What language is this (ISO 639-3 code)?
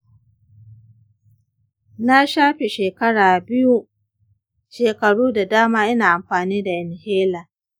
hau